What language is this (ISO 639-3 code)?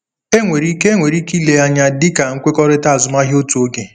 ibo